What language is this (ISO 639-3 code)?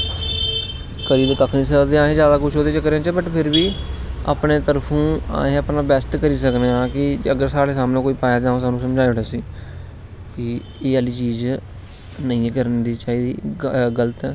doi